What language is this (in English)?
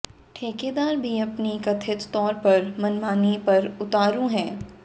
Hindi